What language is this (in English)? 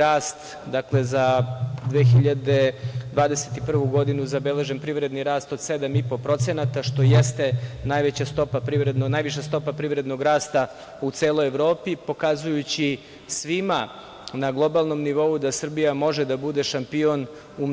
Serbian